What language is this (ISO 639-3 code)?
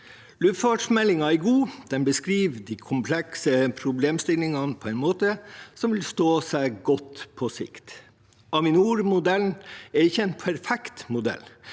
nor